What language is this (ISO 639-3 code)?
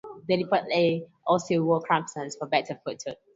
eng